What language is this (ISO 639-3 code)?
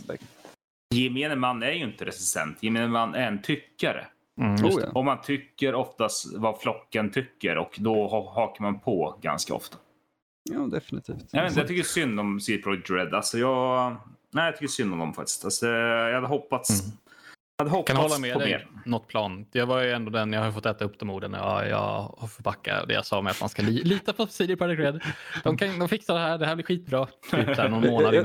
swe